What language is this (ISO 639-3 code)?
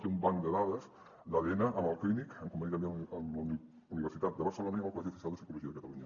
cat